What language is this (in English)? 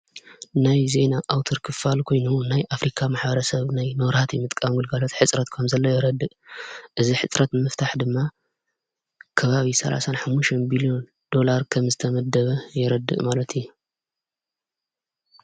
Tigrinya